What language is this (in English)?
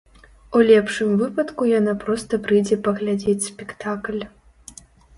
Belarusian